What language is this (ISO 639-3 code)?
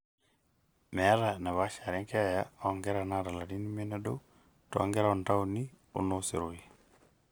mas